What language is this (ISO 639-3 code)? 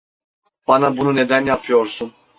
tur